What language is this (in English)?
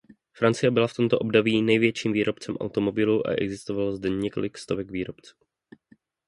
Czech